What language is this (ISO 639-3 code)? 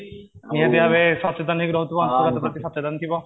ori